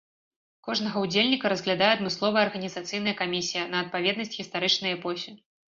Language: Belarusian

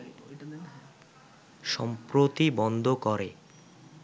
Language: Bangla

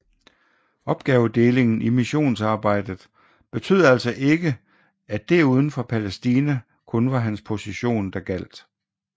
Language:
Danish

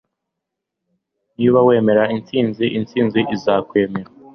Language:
Kinyarwanda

